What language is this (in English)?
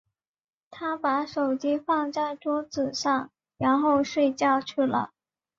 Chinese